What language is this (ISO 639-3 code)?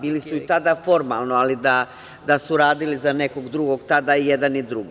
srp